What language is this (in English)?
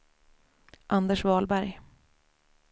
Swedish